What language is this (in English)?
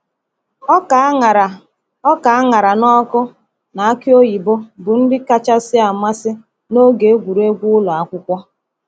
Igbo